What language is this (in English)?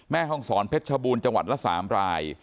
Thai